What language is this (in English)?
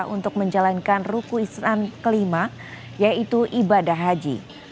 Indonesian